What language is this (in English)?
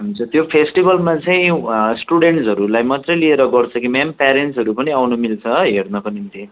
Nepali